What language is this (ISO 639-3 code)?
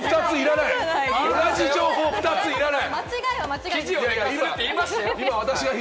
jpn